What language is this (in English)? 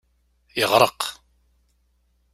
Kabyle